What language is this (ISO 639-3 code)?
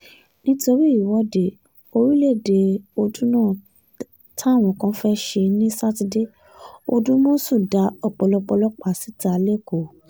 yor